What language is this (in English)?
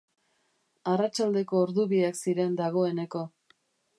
Basque